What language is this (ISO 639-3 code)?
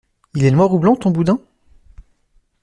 fra